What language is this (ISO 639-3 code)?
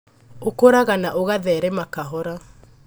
kik